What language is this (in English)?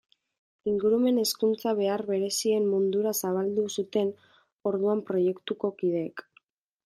Basque